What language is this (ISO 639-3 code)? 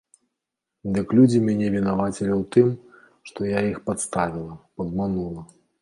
bel